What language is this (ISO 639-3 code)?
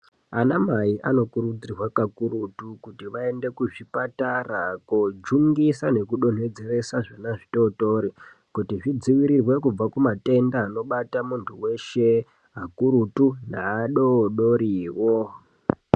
ndc